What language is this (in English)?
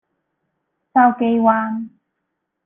Cantonese